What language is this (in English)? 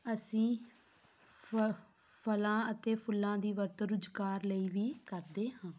Punjabi